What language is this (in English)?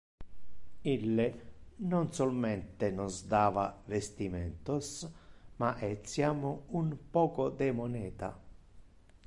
Interlingua